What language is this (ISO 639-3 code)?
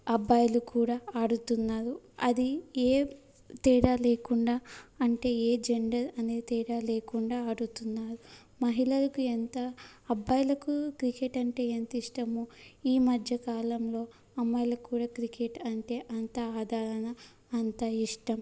tel